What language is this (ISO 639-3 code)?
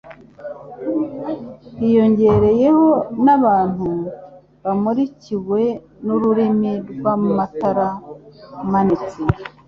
kin